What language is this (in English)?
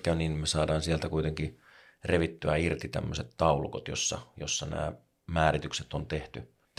Finnish